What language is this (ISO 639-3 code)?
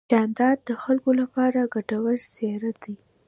pus